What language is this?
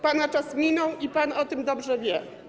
Polish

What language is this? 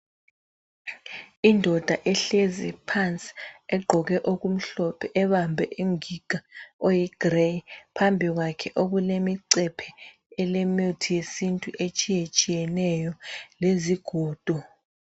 North Ndebele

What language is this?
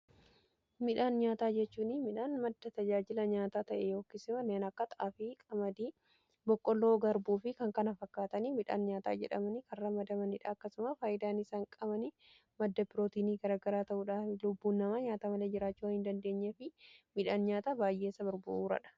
Oromo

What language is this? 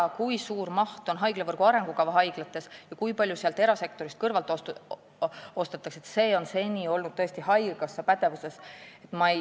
Estonian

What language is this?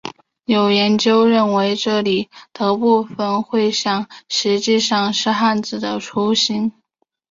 Chinese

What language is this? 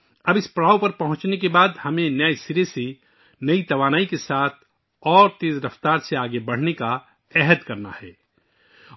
Urdu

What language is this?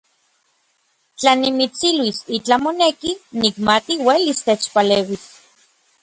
Orizaba Nahuatl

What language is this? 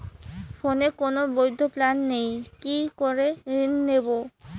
Bangla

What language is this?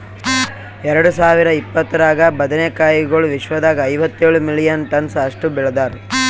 Kannada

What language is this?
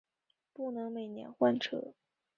Chinese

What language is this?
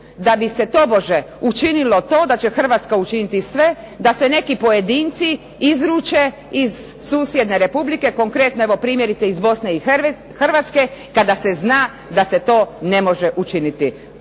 Croatian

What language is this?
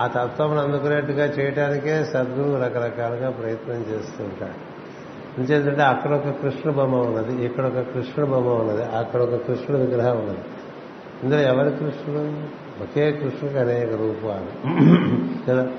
Telugu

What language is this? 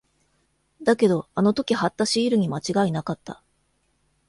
Japanese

